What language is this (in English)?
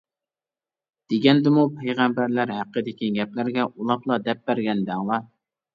Uyghur